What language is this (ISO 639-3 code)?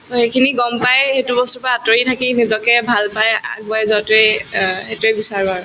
asm